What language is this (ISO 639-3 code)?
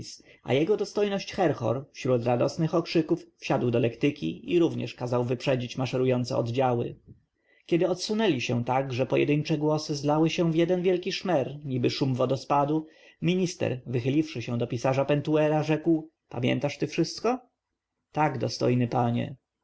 pol